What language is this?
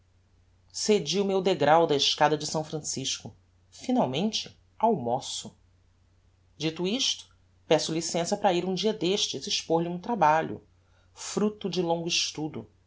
Portuguese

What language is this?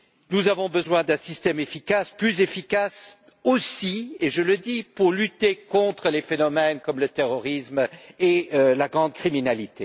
French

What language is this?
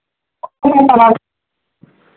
Maithili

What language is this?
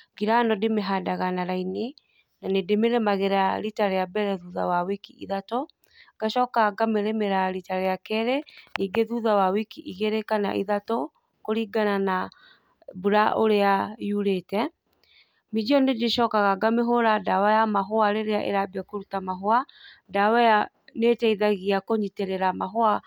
Kikuyu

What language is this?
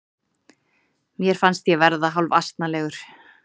Icelandic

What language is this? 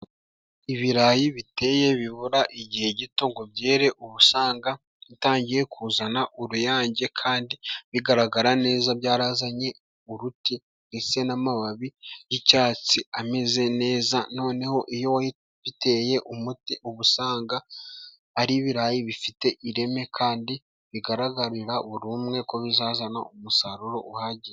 Kinyarwanda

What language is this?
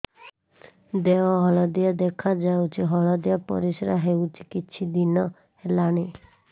Odia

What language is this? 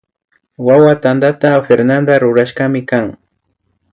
Imbabura Highland Quichua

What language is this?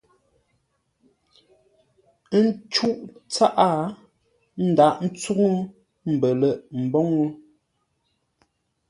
Ngombale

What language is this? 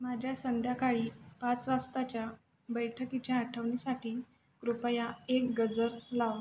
Marathi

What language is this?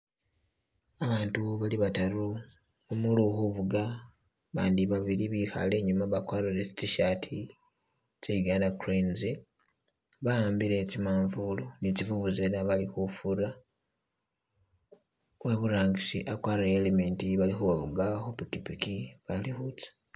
Masaaba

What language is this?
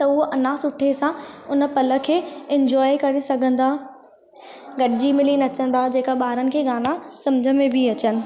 Sindhi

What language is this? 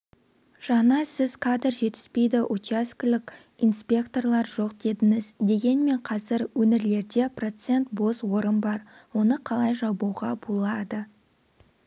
Kazakh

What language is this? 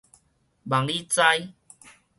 Min Nan Chinese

